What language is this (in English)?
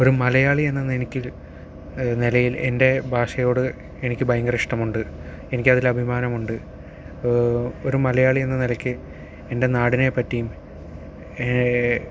Malayalam